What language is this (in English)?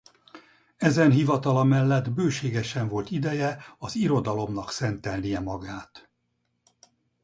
Hungarian